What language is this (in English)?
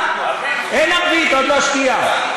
Hebrew